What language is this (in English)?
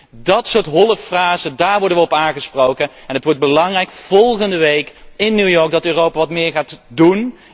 Dutch